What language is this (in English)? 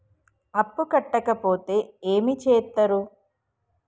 Telugu